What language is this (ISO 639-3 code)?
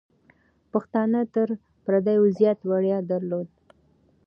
pus